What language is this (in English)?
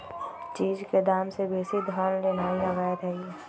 Magahi